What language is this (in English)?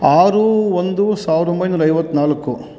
Kannada